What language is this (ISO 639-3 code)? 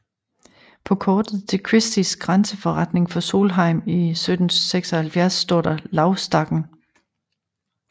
dan